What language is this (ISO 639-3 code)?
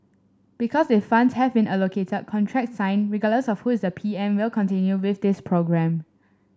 eng